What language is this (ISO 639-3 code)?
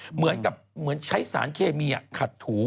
tha